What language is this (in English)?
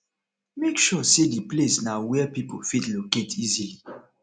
Nigerian Pidgin